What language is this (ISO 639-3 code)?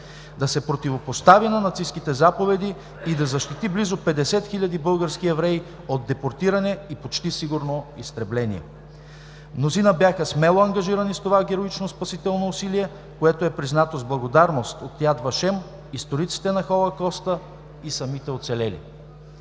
bul